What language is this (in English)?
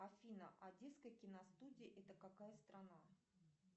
Russian